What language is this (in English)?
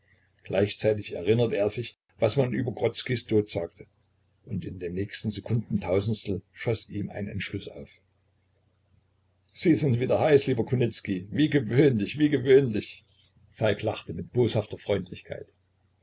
German